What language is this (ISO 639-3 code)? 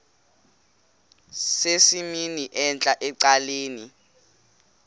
xho